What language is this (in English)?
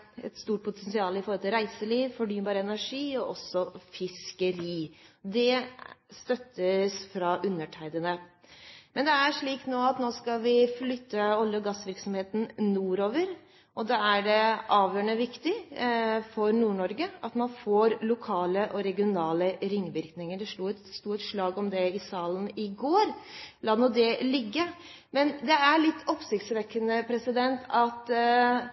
Norwegian Bokmål